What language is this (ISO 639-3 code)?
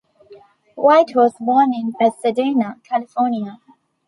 eng